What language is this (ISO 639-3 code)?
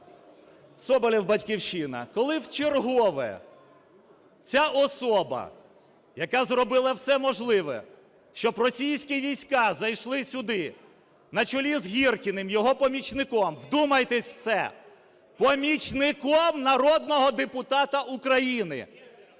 ukr